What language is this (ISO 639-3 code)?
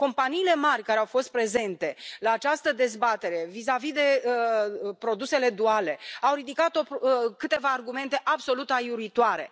ron